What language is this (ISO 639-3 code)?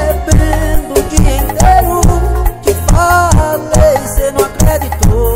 por